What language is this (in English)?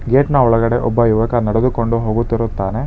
Kannada